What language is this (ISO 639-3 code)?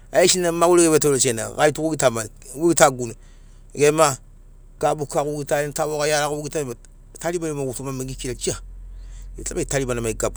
snc